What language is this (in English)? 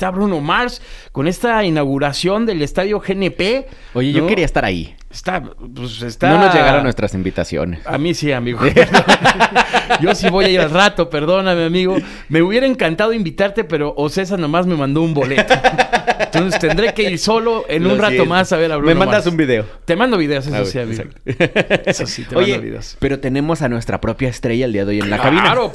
Spanish